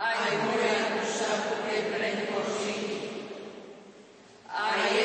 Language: Slovak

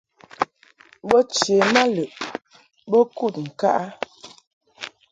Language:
Mungaka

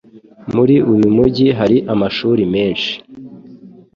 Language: Kinyarwanda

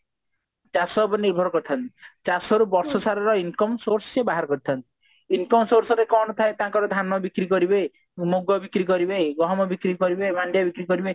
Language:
Odia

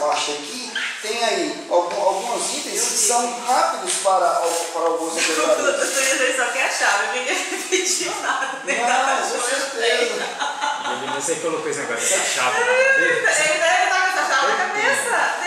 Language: Portuguese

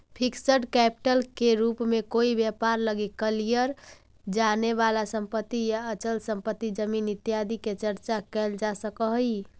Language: Magahi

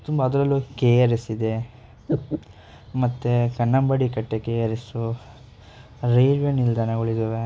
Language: Kannada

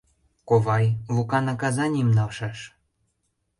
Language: Mari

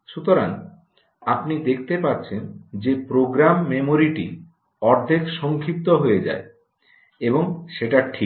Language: Bangla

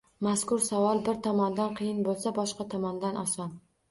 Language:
Uzbek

